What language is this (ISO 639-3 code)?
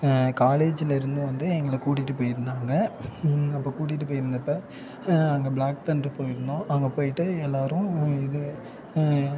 tam